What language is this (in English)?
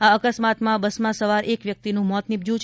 Gujarati